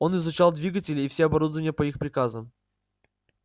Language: Russian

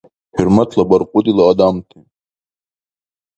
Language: Dargwa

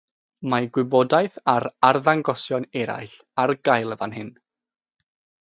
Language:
Welsh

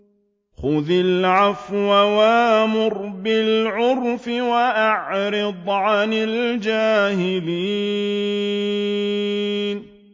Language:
Arabic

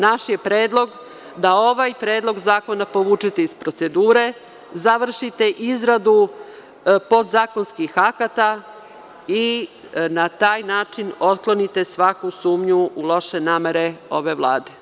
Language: Serbian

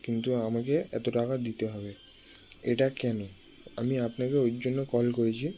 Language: Bangla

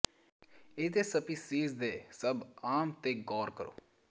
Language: Punjabi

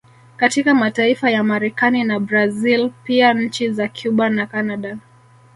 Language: Swahili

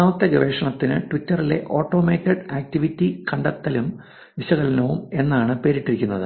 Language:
Malayalam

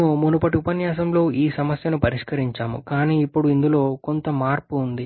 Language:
Telugu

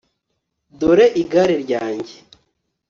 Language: Kinyarwanda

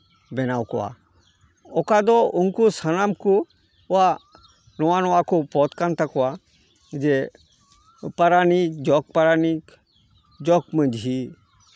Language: Santali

